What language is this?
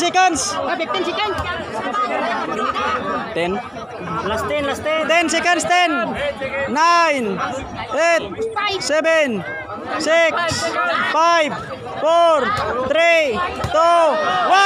Indonesian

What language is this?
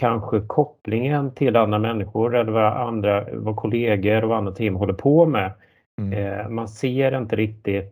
Swedish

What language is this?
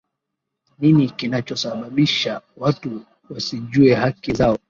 Swahili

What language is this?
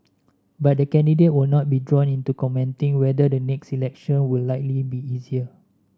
English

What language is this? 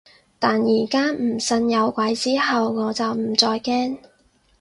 Cantonese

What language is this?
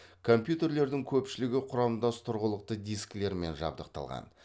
Kazakh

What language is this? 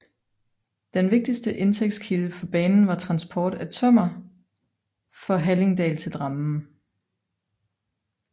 Danish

